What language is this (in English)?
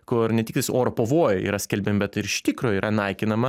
Lithuanian